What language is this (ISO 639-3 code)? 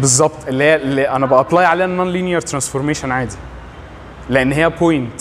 ara